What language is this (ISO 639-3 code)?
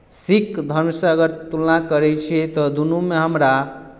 mai